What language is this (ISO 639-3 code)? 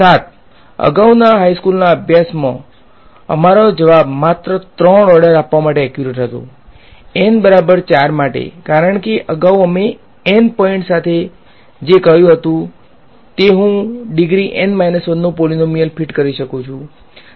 guj